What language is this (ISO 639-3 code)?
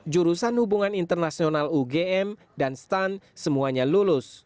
ind